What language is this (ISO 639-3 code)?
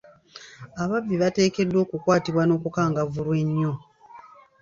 lug